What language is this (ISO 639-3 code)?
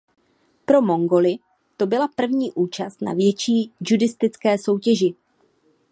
ces